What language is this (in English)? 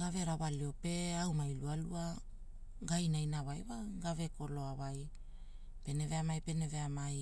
Hula